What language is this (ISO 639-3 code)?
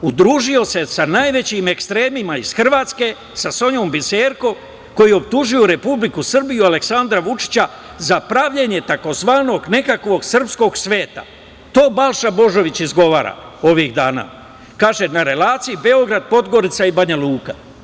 srp